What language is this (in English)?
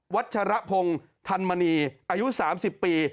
Thai